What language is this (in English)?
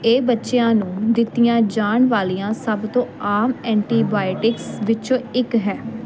Punjabi